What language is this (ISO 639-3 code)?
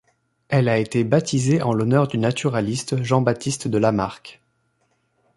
fra